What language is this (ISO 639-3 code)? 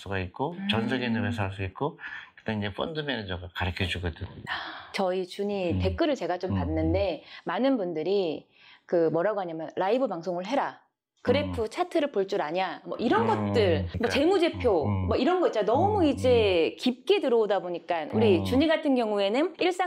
kor